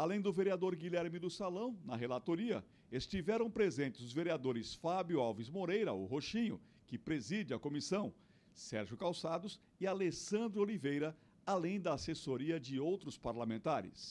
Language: Portuguese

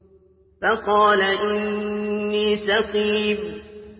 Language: Arabic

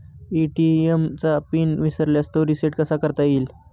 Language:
Marathi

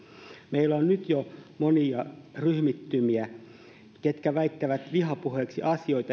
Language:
Finnish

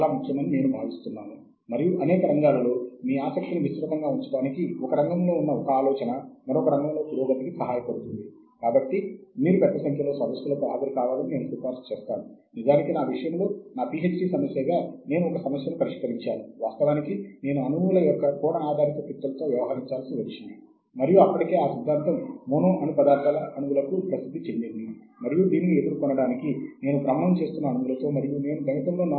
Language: Telugu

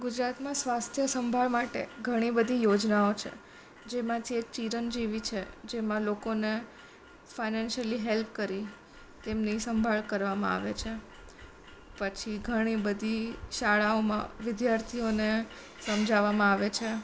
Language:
Gujarati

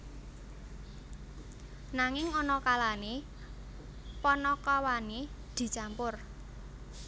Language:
Javanese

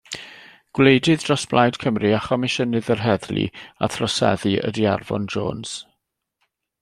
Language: Welsh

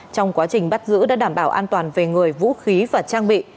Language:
Vietnamese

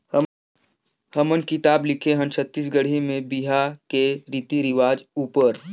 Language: Chhattisgarhi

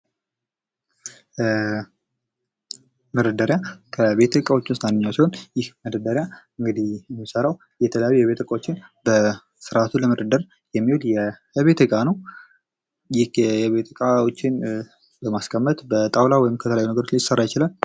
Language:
Amharic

